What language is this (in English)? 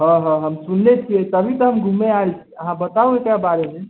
Maithili